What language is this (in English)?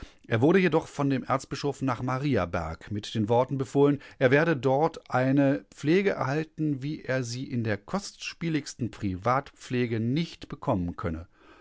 German